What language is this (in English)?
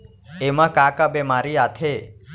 Chhattisgarhi